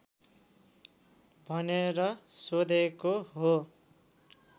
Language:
Nepali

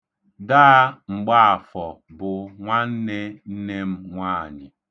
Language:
Igbo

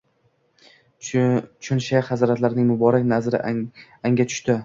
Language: Uzbek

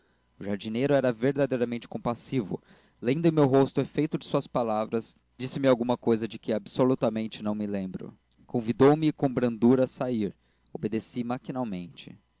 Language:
Portuguese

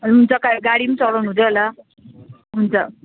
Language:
Nepali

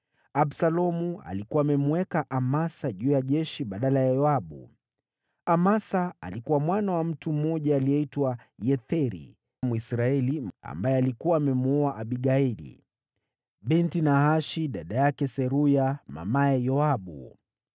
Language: Swahili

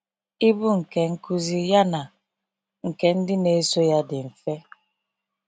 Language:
Igbo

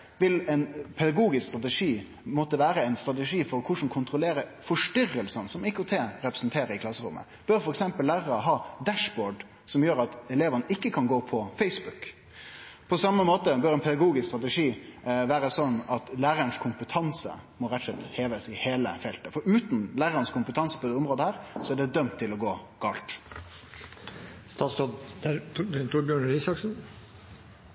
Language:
Norwegian Nynorsk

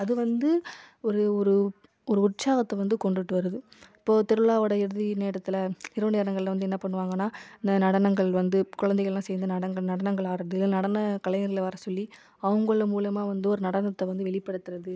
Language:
Tamil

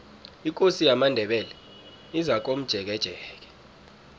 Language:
South Ndebele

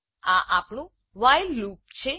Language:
Gujarati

